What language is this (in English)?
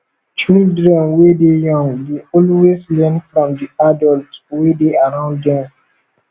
Nigerian Pidgin